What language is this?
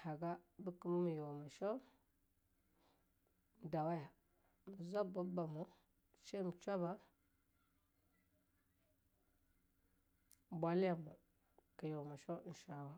Longuda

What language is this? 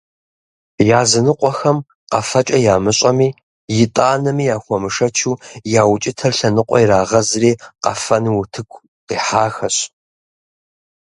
Kabardian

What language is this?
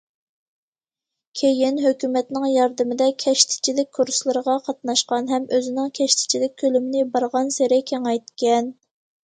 Uyghur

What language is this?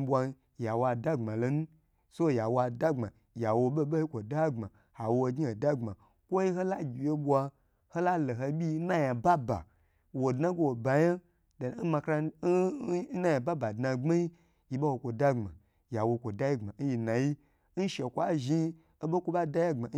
Gbagyi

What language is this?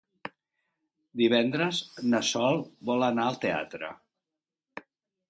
Catalan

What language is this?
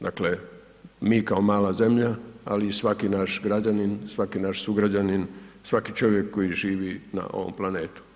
Croatian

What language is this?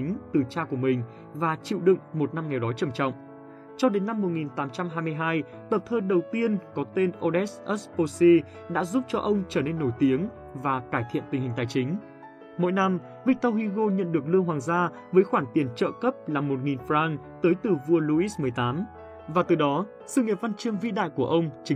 Vietnamese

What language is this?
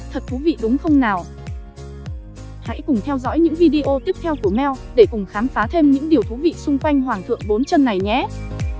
Vietnamese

